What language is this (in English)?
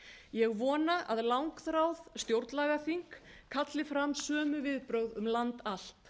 Icelandic